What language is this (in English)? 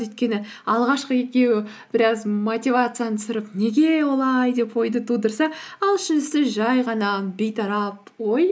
Kazakh